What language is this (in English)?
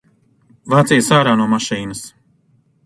Latvian